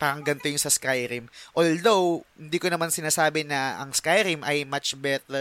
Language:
Filipino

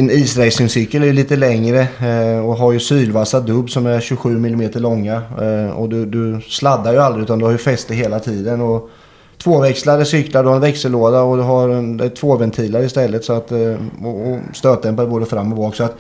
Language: Swedish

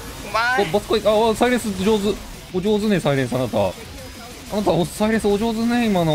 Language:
Japanese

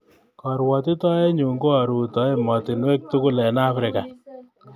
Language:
Kalenjin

